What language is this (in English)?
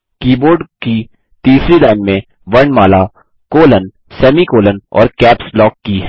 Hindi